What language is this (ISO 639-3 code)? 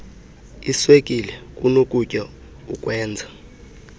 xho